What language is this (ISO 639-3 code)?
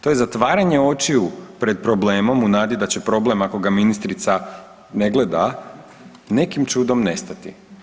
hrv